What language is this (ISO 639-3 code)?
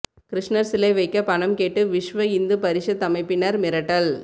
tam